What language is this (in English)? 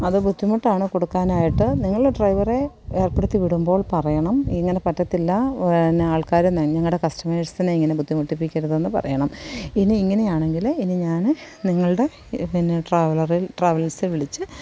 Malayalam